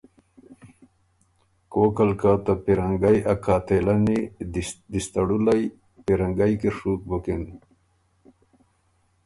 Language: Ormuri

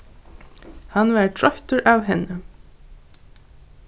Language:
Faroese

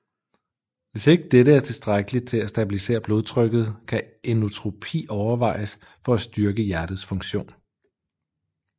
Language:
Danish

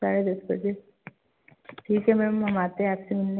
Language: Hindi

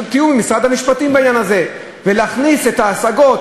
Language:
Hebrew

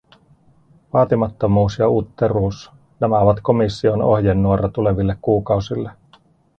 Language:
Finnish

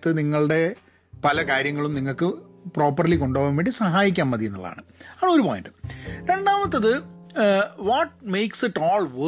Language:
Malayalam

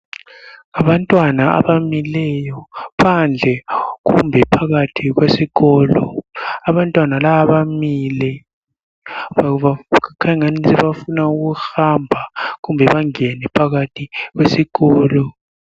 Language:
North Ndebele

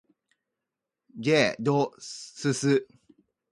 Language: Japanese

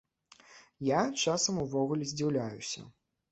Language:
Belarusian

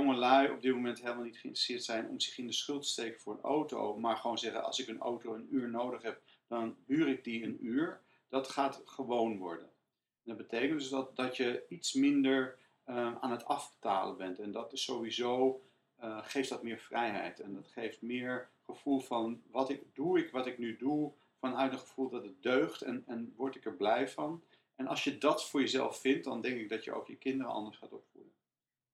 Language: Dutch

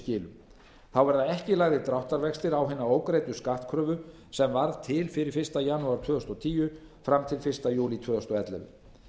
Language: Icelandic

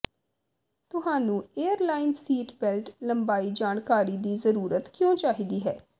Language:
Punjabi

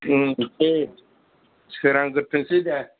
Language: Bodo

